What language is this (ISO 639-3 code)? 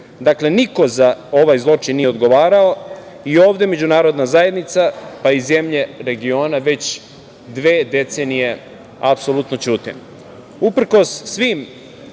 srp